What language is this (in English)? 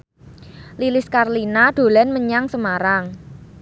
Javanese